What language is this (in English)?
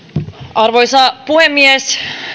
Finnish